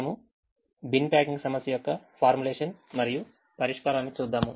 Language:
Telugu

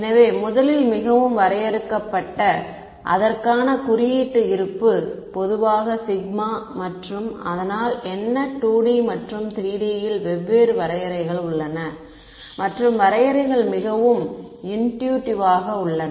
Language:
Tamil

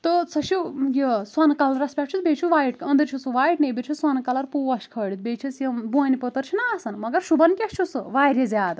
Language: Kashmiri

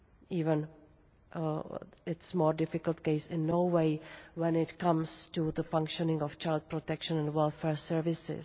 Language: English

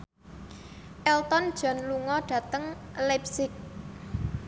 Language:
Javanese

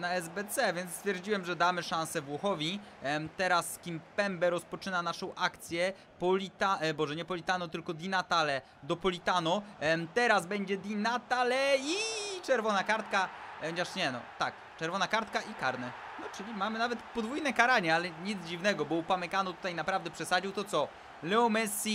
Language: Polish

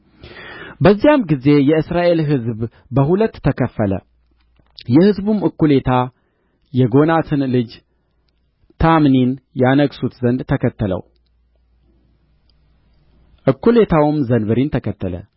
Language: Amharic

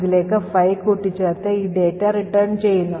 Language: Malayalam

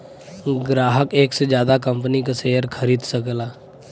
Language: Bhojpuri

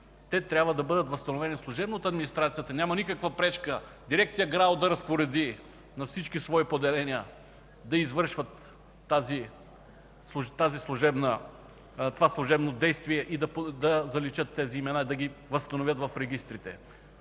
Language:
Bulgarian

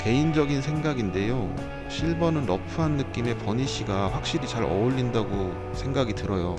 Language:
Korean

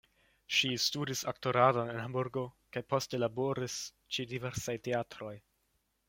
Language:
Esperanto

